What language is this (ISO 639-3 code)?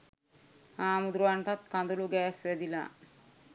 sin